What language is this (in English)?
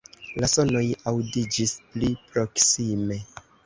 Esperanto